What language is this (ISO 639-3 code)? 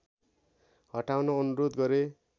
nep